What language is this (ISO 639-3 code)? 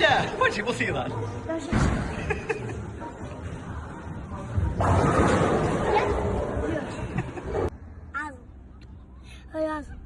ara